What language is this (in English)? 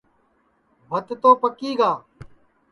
Sansi